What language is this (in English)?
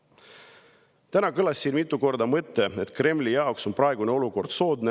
Estonian